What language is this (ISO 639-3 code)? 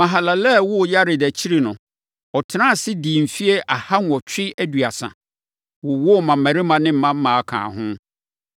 aka